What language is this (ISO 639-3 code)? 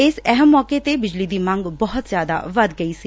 pan